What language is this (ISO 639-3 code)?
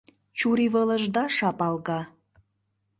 chm